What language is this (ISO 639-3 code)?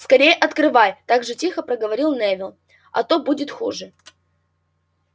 rus